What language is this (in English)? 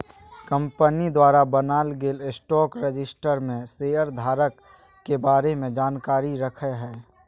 Magahi